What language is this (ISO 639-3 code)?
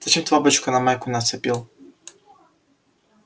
rus